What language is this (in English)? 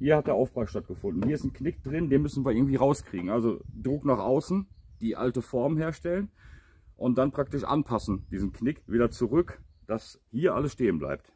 German